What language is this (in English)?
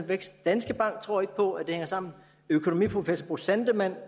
Danish